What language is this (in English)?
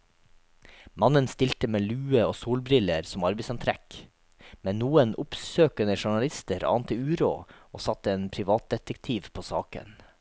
Norwegian